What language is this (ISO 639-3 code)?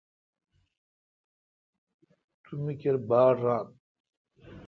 xka